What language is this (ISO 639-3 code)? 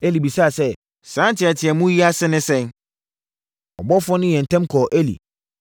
aka